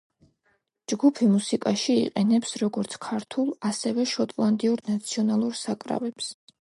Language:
Georgian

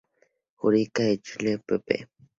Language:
Spanish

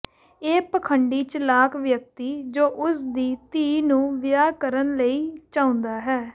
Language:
Punjabi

